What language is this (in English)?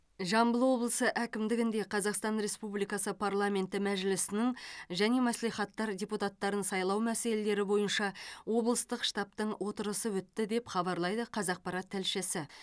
Kazakh